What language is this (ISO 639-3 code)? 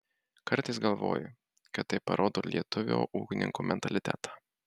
lit